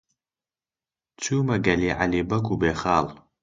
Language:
Central Kurdish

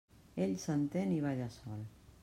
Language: Catalan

